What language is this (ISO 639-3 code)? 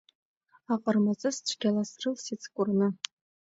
abk